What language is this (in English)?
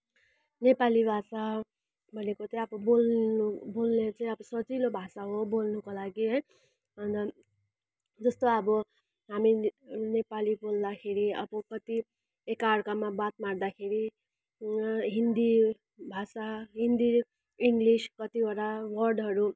Nepali